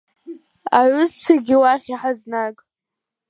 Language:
Abkhazian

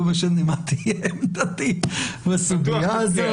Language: Hebrew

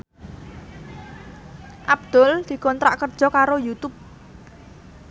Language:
Javanese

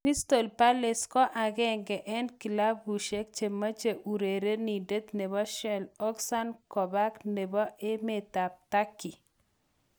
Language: Kalenjin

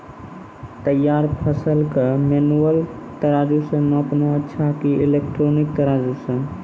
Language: Maithili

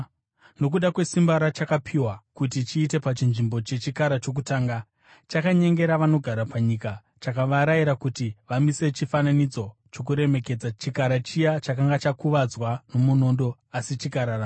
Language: Shona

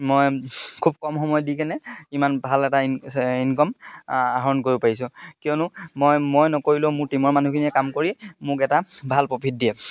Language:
Assamese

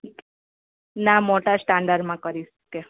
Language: Gujarati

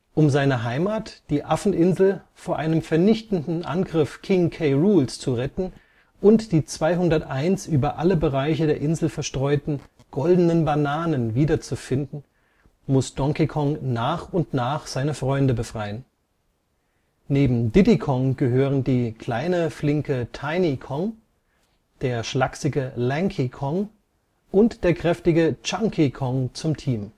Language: German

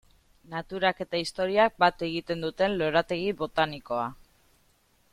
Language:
Basque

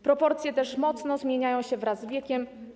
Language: Polish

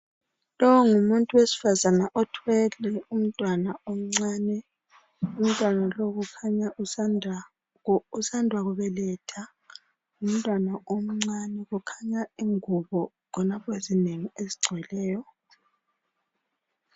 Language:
North Ndebele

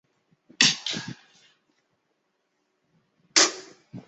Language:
Chinese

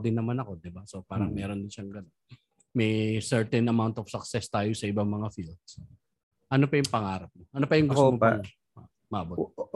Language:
Filipino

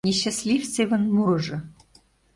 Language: Mari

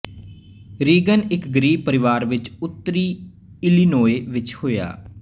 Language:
Punjabi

